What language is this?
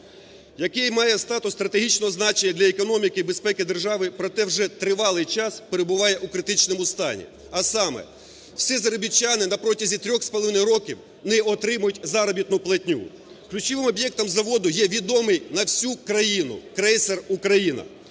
Ukrainian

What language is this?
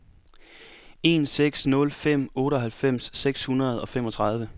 Danish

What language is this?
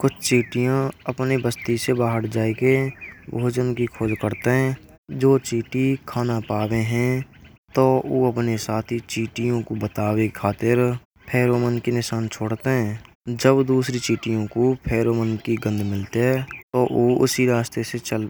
Braj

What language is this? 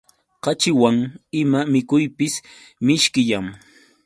Yauyos Quechua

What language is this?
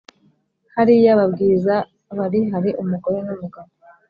Kinyarwanda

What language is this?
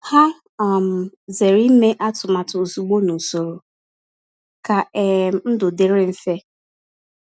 Igbo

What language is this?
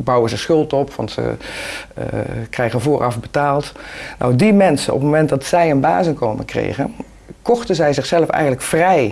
Dutch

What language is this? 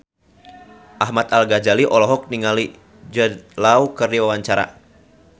Sundanese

